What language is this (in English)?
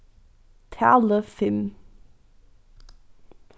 Faroese